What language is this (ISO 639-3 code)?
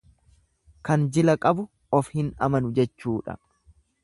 orm